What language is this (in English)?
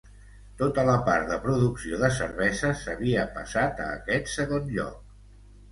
Catalan